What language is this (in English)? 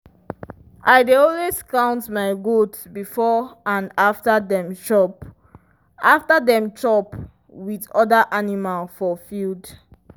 Nigerian Pidgin